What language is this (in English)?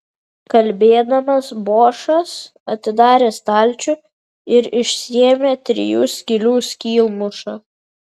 Lithuanian